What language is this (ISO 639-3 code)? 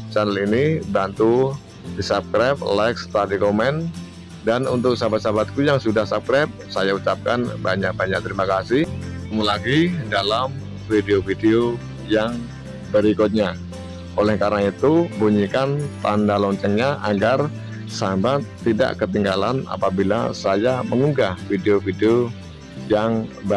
ind